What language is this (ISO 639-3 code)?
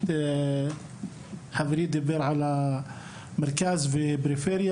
heb